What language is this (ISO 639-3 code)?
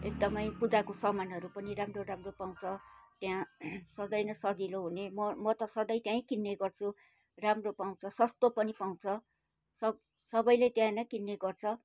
nep